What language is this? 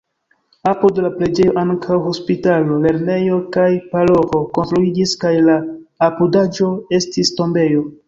Esperanto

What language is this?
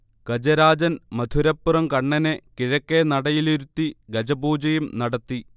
Malayalam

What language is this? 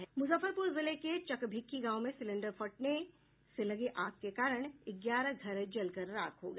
Hindi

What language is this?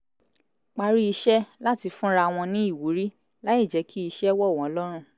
Yoruba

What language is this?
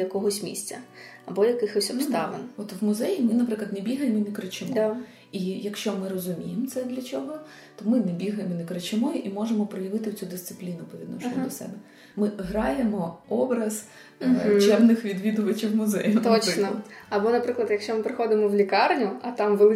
Ukrainian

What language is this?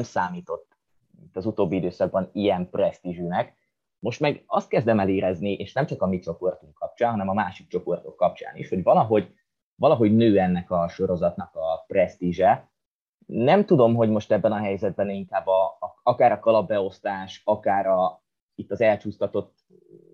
Hungarian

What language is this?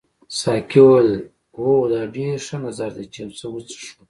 Pashto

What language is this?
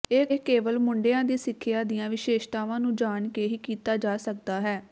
Punjabi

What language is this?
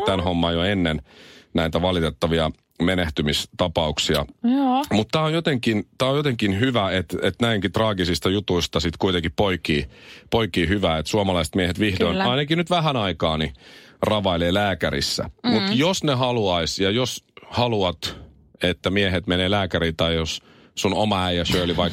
Finnish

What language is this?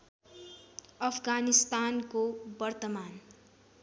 Nepali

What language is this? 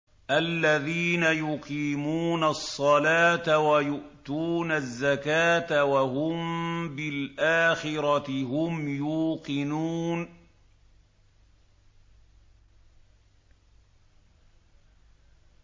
Arabic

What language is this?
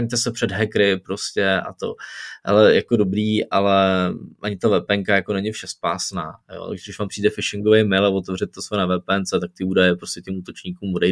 Czech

